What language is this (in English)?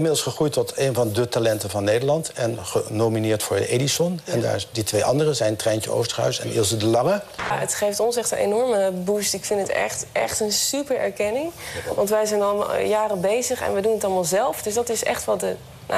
Dutch